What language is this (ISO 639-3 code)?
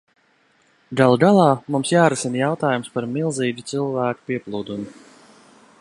lav